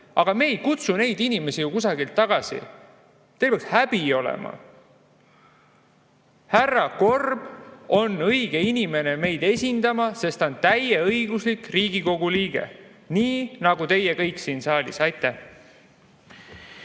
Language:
Estonian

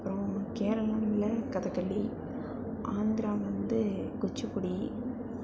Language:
Tamil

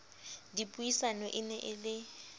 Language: Southern Sotho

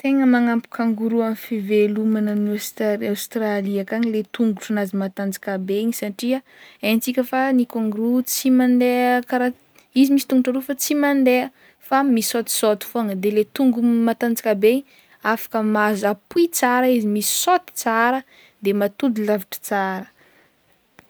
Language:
Northern Betsimisaraka Malagasy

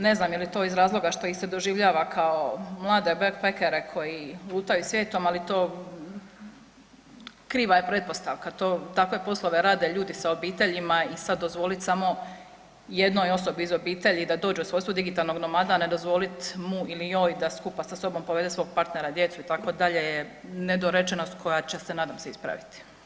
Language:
Croatian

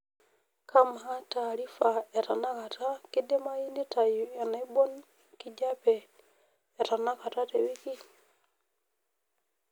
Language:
Masai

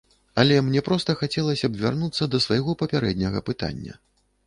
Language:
Belarusian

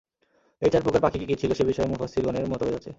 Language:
Bangla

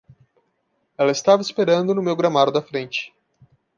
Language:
Portuguese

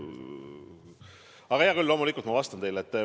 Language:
Estonian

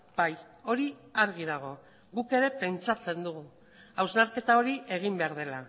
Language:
Basque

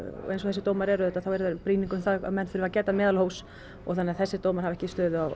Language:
Icelandic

